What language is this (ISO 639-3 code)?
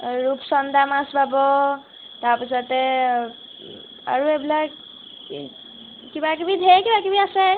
asm